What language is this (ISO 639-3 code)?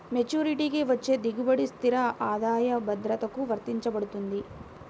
tel